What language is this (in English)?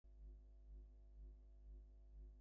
Bangla